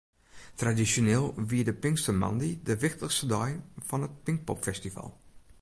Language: Western Frisian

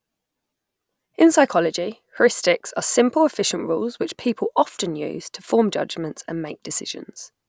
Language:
English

